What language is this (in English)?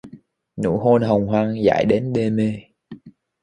Vietnamese